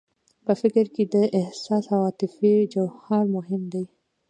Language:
Pashto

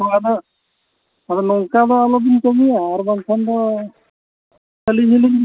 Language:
Santali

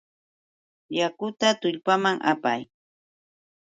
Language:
Yauyos Quechua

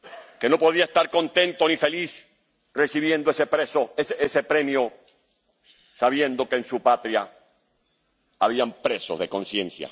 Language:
Spanish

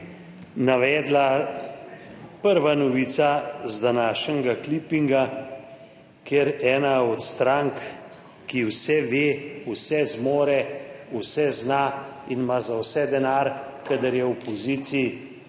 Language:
Slovenian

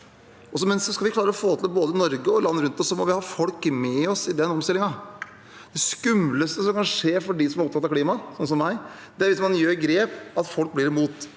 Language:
Norwegian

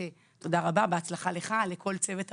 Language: Hebrew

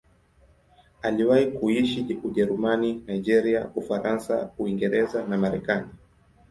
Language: Swahili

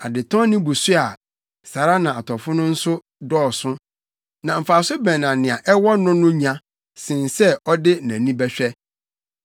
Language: Akan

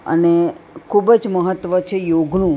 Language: Gujarati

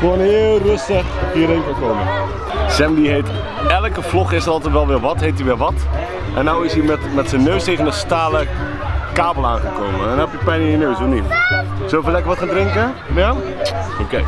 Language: Dutch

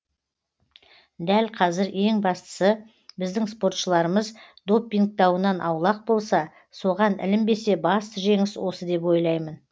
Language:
Kazakh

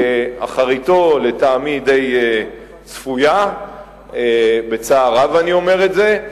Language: Hebrew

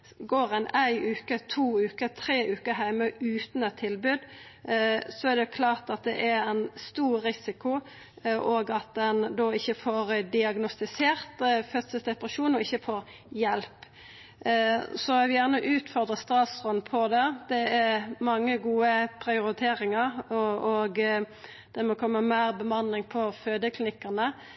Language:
Norwegian Nynorsk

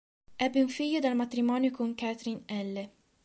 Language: Italian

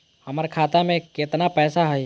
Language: Magahi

